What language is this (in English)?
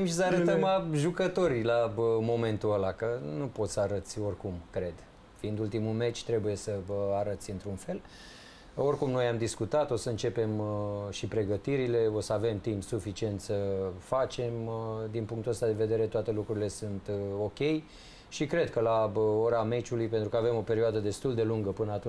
Romanian